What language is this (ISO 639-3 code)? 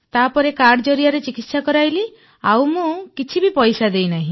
ori